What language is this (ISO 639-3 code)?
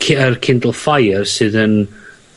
cym